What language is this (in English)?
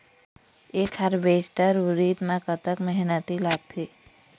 Chhattisgarhi